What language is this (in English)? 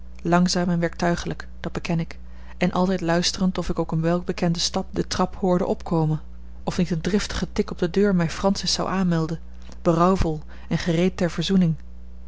Dutch